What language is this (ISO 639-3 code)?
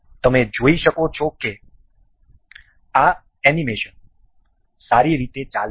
guj